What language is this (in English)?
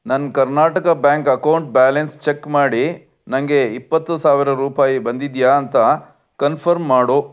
Kannada